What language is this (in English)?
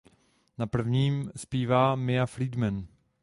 Czech